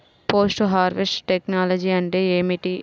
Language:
Telugu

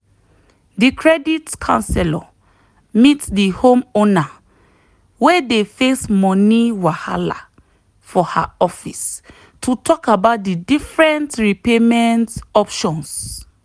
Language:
Nigerian Pidgin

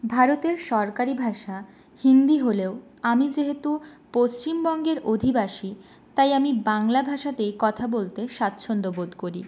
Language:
Bangla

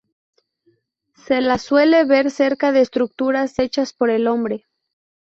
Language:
Spanish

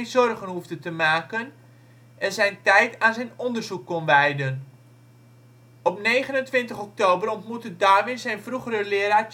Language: Dutch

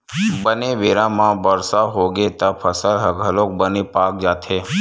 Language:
Chhattisgarhi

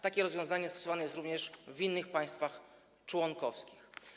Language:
Polish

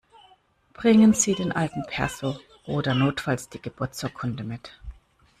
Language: German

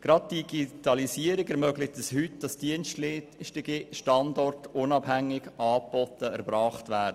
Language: Swiss German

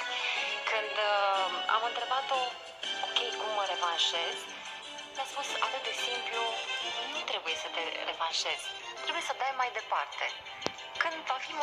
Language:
Romanian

